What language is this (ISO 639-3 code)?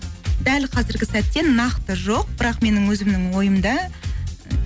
kaz